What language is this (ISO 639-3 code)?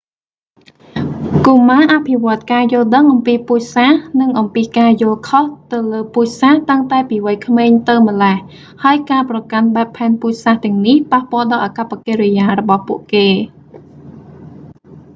khm